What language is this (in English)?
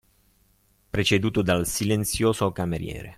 Italian